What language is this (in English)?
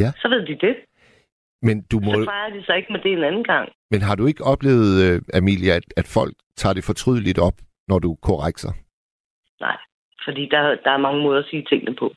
Danish